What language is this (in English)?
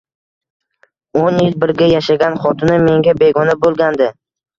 Uzbek